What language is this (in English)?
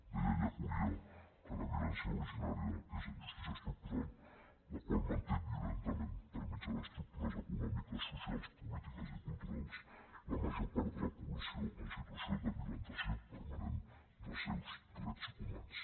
Catalan